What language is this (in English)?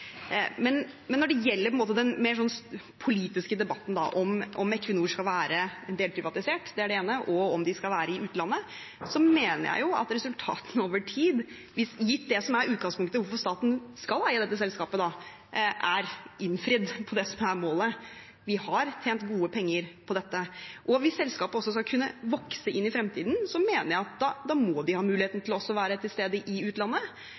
Norwegian Bokmål